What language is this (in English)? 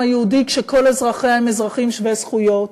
Hebrew